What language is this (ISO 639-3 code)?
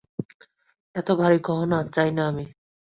ben